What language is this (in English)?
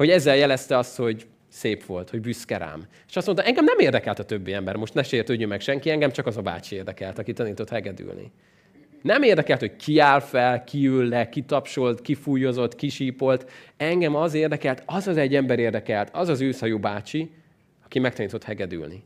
Hungarian